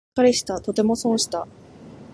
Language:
Japanese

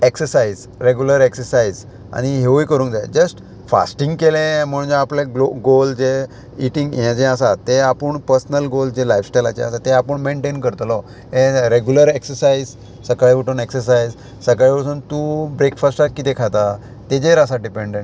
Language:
Konkani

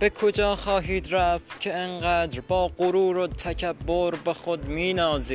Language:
Persian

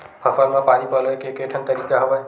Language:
Chhattisgarhi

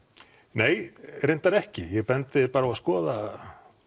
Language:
Icelandic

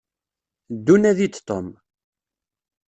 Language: Kabyle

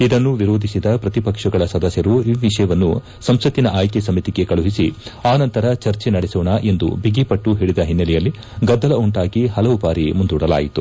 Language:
Kannada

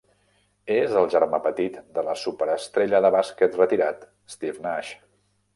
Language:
Catalan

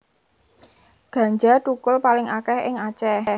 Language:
Javanese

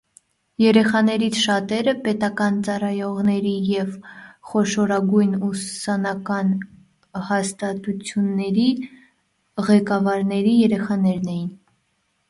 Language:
Armenian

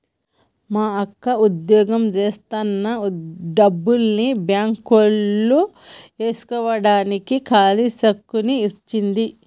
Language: Telugu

